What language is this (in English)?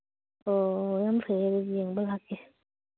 Manipuri